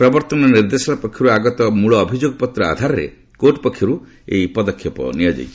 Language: Odia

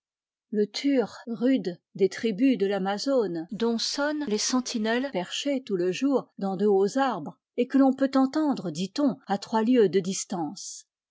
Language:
French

